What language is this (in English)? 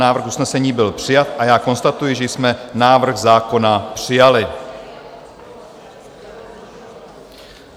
Czech